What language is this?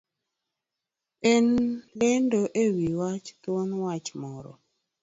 Luo (Kenya and Tanzania)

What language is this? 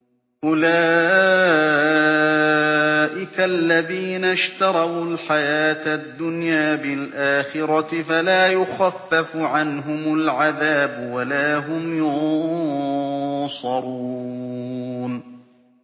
Arabic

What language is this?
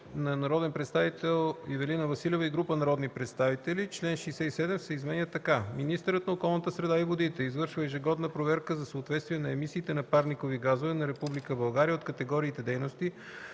Bulgarian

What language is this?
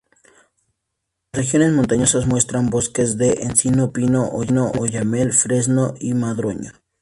Spanish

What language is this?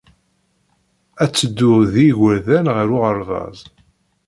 Kabyle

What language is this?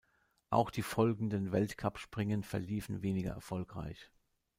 German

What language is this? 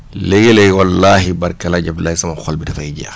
Wolof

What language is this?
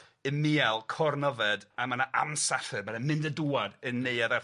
Welsh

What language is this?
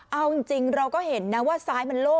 Thai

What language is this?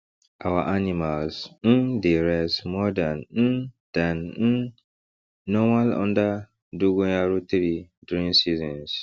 Nigerian Pidgin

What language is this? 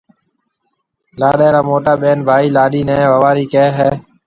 Marwari (Pakistan)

